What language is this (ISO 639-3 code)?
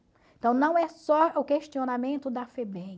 por